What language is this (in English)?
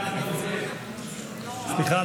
Hebrew